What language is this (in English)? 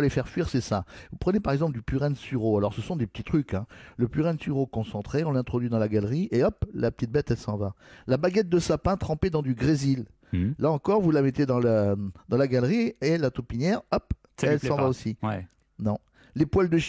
French